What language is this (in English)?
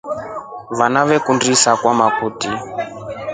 Rombo